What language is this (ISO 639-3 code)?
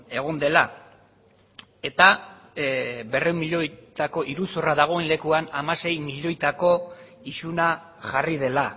eus